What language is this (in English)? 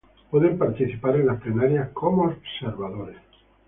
Spanish